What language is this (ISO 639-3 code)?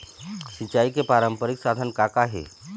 hne